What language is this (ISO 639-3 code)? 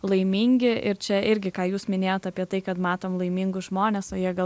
lit